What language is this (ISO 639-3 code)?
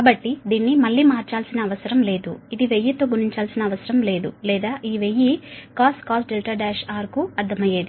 tel